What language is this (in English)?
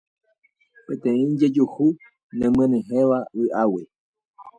Guarani